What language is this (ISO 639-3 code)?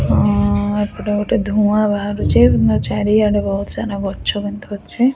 ori